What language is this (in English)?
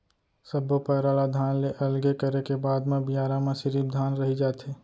Chhattisgarhi